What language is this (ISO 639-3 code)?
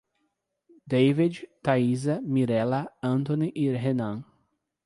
por